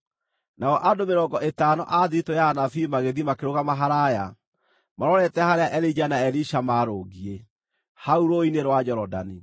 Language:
Kikuyu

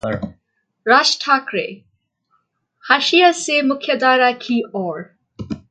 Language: Hindi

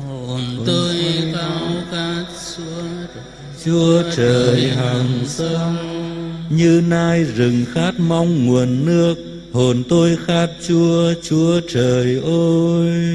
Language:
Vietnamese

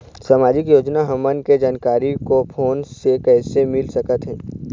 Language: Chhattisgarhi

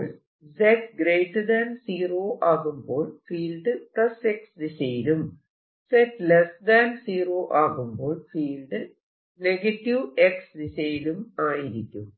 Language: Malayalam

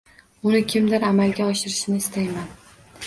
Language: Uzbek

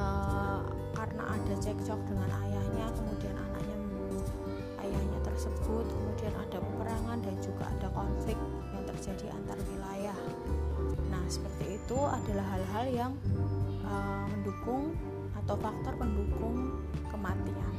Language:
Indonesian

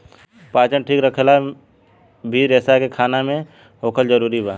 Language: Bhojpuri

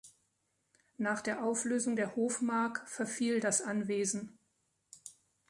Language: German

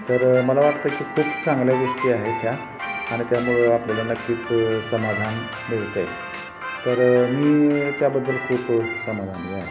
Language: Marathi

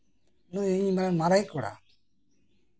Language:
Santali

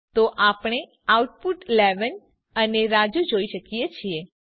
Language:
Gujarati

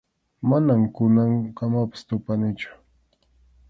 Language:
Arequipa-La Unión Quechua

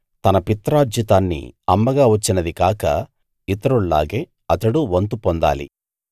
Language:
Telugu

